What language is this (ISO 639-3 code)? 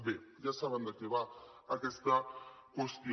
cat